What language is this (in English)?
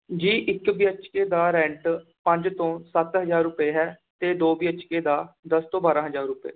Punjabi